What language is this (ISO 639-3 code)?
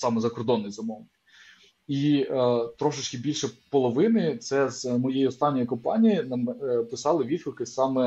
ukr